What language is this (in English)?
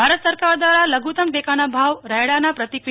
Gujarati